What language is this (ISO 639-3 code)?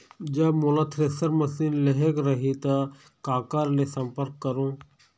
hne